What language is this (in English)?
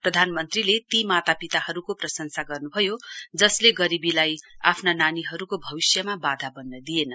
Nepali